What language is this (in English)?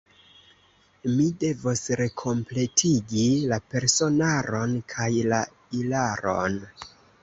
Esperanto